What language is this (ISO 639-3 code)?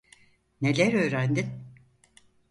tur